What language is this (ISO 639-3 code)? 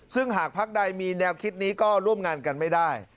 tha